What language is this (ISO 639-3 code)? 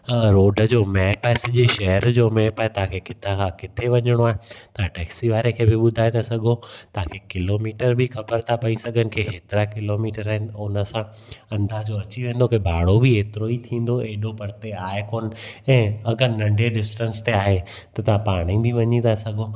snd